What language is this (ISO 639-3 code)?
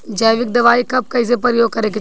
bho